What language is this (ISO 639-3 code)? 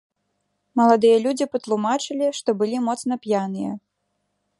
bel